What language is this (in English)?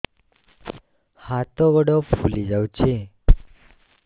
Odia